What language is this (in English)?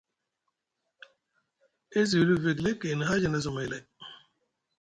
Musgu